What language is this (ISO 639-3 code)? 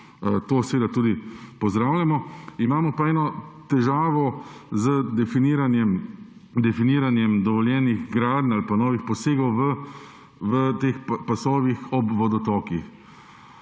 slv